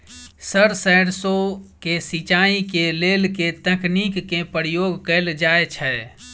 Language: Maithili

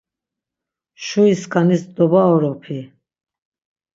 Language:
Laz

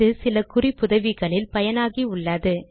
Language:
Tamil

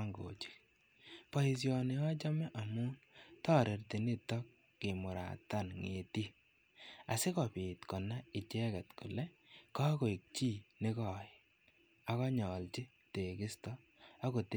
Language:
Kalenjin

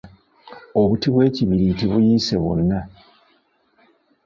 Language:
Ganda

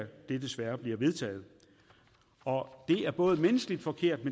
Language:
Danish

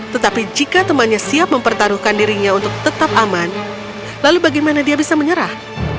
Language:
Indonesian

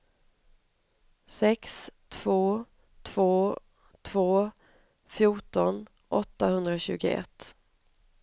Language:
Swedish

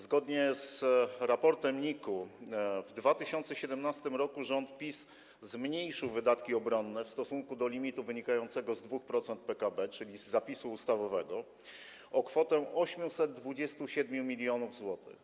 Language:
Polish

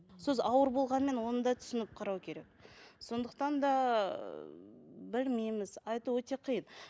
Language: Kazakh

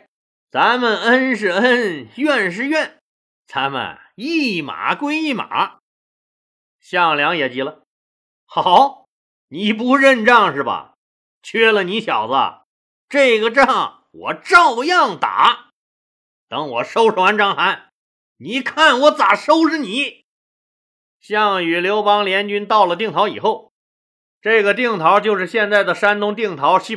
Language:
Chinese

